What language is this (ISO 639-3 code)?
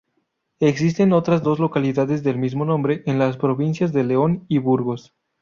spa